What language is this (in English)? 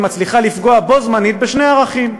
Hebrew